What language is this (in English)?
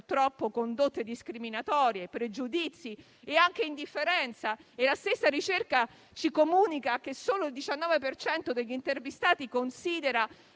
Italian